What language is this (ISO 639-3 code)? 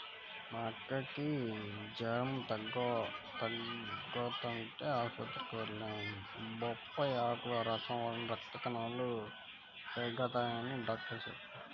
tel